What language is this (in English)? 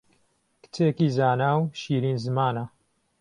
Central Kurdish